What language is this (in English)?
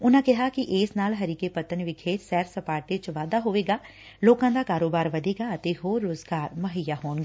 Punjabi